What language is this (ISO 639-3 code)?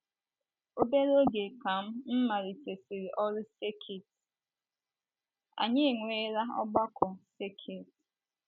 ibo